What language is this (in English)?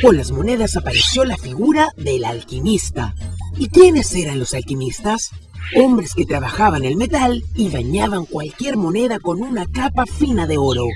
Spanish